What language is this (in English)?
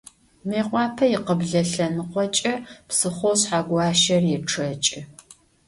Adyghe